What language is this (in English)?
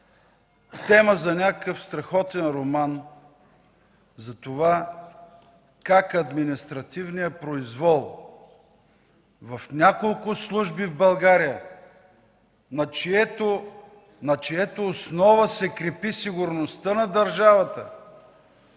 Bulgarian